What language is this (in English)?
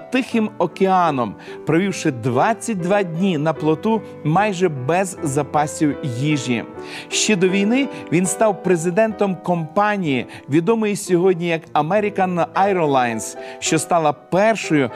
Ukrainian